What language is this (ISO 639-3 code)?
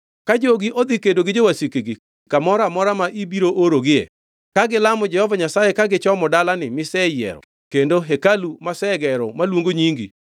luo